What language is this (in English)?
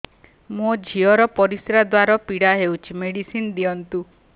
Odia